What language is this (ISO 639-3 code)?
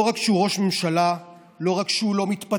heb